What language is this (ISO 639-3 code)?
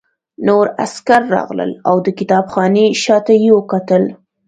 pus